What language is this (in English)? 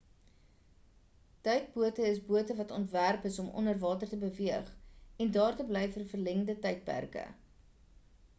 Afrikaans